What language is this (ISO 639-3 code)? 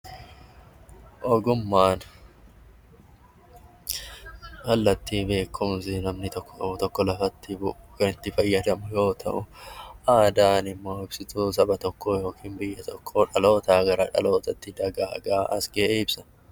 orm